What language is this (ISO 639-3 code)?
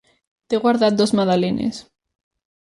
cat